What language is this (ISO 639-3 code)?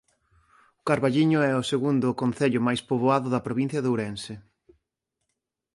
glg